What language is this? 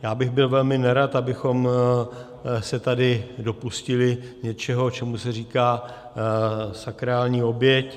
Czech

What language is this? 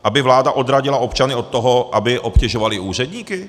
Czech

